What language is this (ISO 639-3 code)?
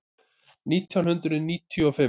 isl